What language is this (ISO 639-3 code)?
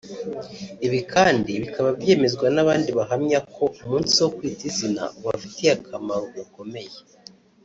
kin